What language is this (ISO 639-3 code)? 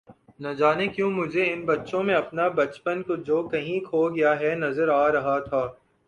urd